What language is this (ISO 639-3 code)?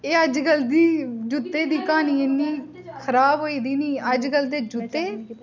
doi